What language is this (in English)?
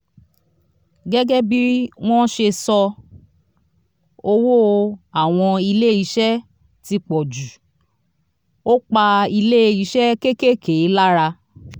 Yoruba